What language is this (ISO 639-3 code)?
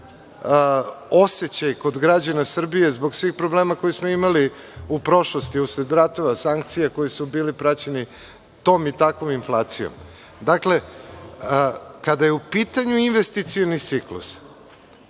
srp